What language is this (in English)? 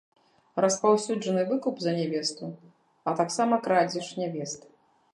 Belarusian